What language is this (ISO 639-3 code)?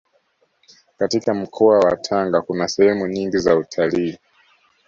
swa